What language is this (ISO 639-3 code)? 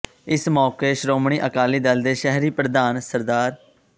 pan